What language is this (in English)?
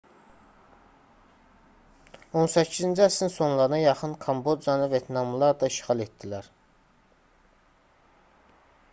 Azerbaijani